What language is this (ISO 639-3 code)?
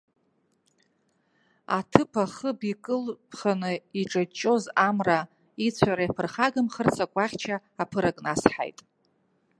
abk